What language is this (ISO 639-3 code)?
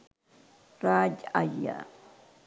sin